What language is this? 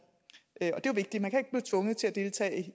Danish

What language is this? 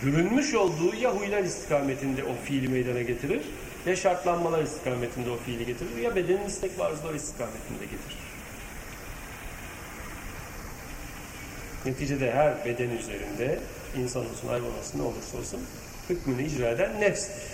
Turkish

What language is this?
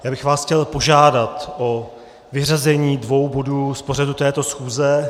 Czech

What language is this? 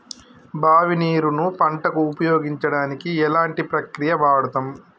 Telugu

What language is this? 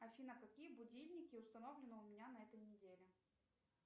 Russian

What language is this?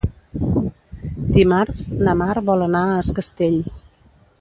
Catalan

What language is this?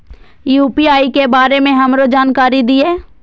Maithili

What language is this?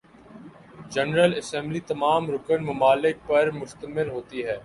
Urdu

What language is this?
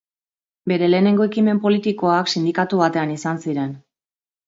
Basque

